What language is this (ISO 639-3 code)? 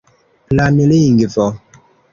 epo